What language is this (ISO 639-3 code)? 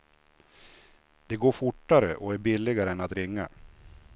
swe